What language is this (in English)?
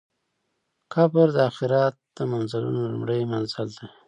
Pashto